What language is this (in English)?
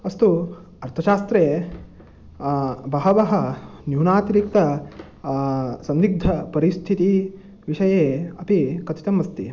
Sanskrit